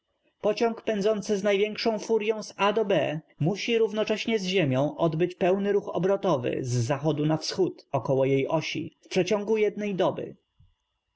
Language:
Polish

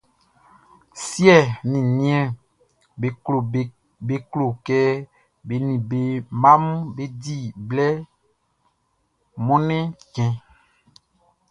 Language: Baoulé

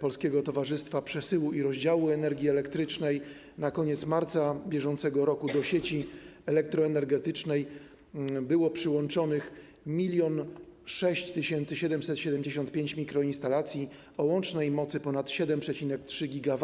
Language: Polish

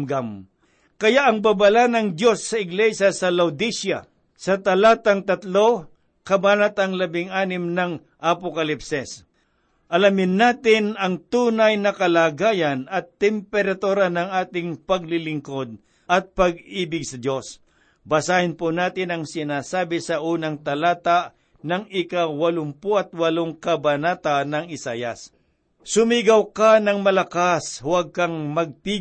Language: Filipino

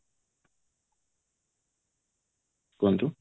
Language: Odia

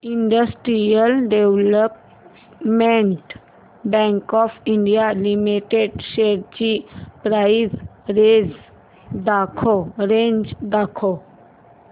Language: Marathi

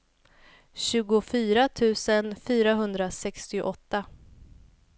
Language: Swedish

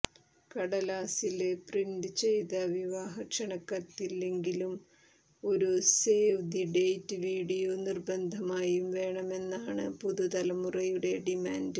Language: Malayalam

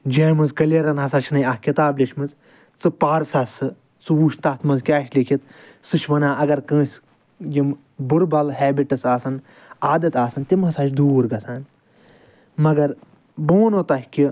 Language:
Kashmiri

